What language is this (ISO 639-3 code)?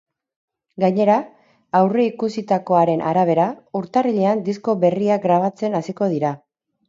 eus